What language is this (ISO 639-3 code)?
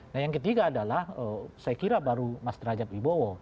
ind